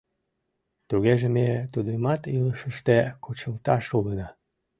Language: Mari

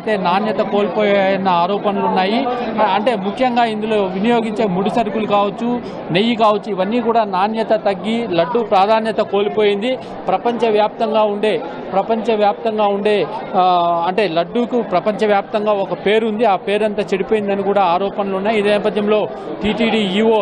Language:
Telugu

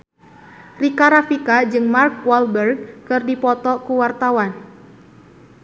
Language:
Sundanese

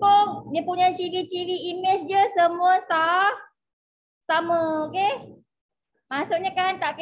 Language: Malay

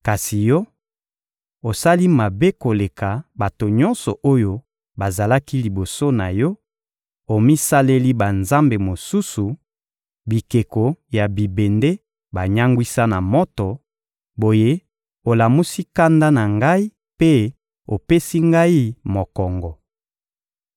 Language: Lingala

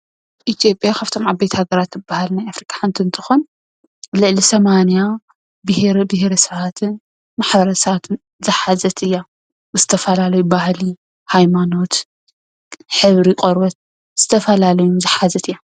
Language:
Tigrinya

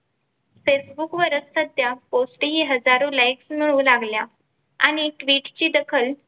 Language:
Marathi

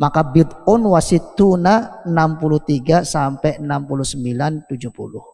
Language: Indonesian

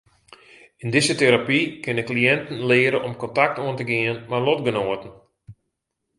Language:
Western Frisian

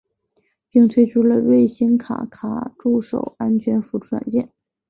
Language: Chinese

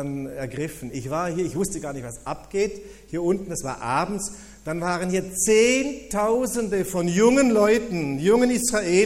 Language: German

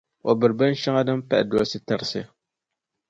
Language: Dagbani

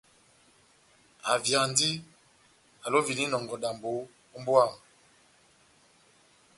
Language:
Batanga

